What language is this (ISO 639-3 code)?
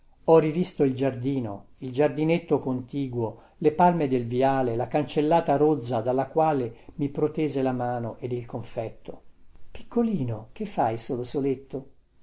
ita